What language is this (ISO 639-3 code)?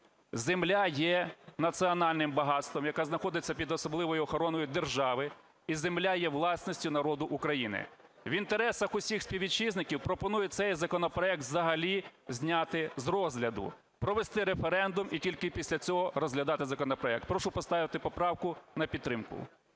ukr